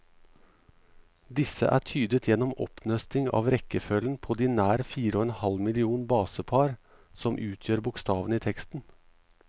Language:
Norwegian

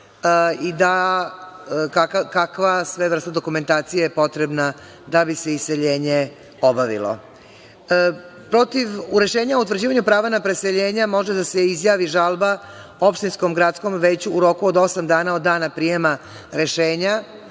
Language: Serbian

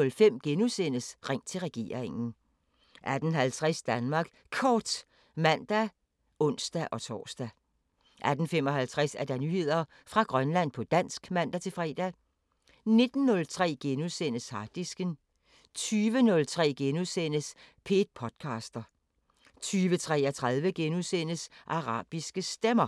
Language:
Danish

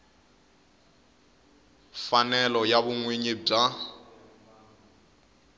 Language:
Tsonga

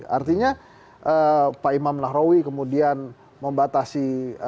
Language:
Indonesian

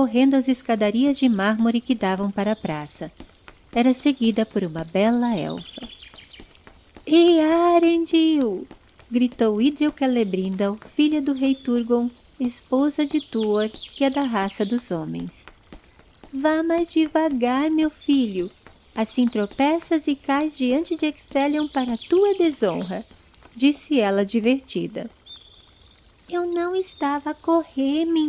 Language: Portuguese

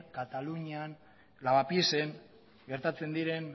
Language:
Basque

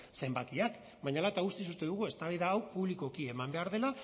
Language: Basque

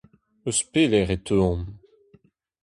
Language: Breton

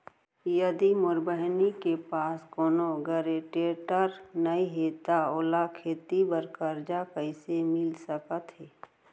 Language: Chhattisgarhi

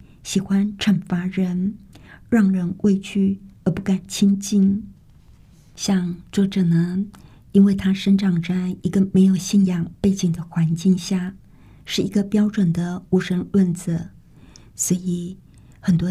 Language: Chinese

